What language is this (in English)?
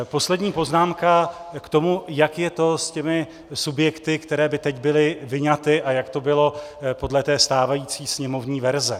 Czech